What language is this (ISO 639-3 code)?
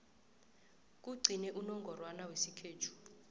nbl